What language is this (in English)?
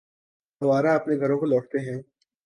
Urdu